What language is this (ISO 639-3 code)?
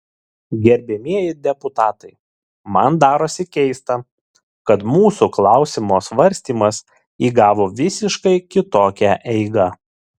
lit